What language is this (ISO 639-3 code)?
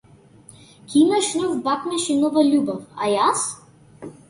mkd